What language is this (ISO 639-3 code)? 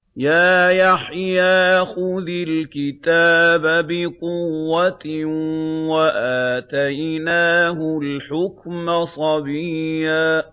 ara